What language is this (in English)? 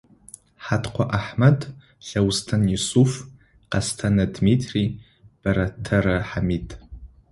Adyghe